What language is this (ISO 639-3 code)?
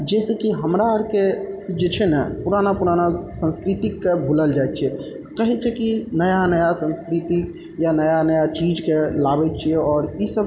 mai